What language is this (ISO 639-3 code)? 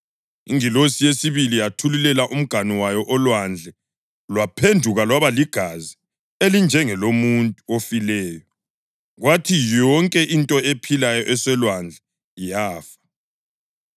nde